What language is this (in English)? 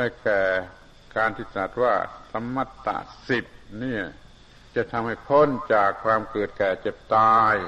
Thai